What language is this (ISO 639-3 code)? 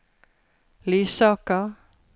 nor